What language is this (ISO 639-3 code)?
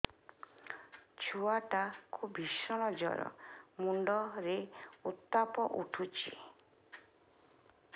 ori